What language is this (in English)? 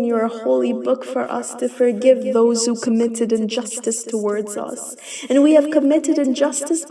English